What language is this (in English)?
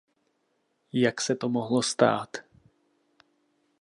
Czech